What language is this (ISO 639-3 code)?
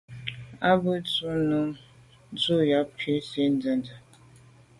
byv